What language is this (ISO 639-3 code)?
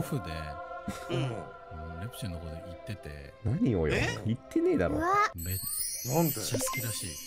jpn